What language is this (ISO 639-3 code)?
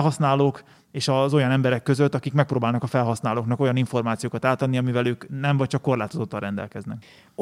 hun